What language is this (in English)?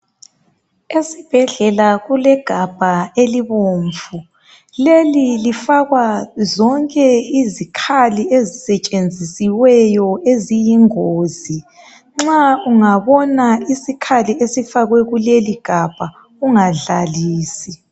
North Ndebele